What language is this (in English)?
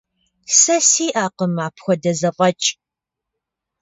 Kabardian